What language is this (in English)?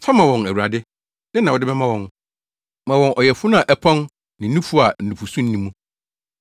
Akan